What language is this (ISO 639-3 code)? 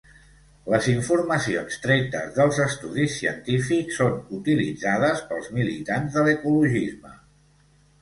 cat